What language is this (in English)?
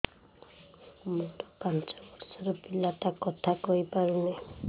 Odia